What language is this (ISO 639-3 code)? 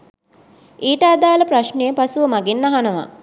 sin